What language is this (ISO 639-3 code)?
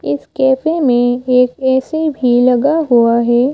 hin